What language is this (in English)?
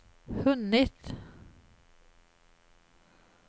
Swedish